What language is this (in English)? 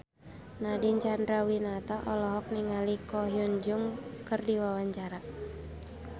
Sundanese